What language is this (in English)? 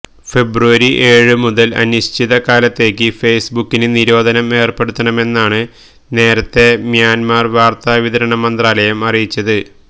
Malayalam